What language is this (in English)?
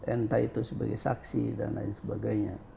Indonesian